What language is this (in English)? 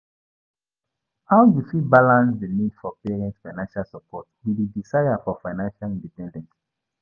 Nigerian Pidgin